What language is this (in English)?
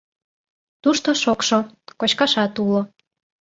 Mari